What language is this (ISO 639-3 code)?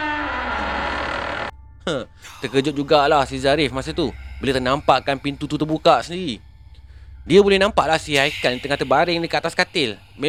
msa